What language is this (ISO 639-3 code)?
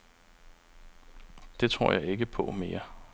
dan